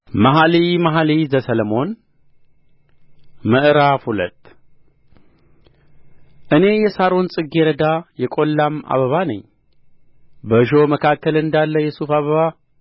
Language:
Amharic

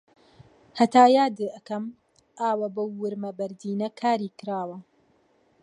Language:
Central Kurdish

